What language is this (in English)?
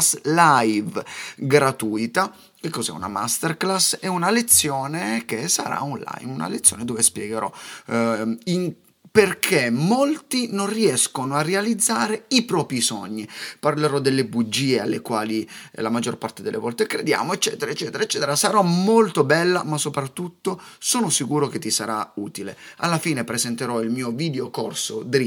Italian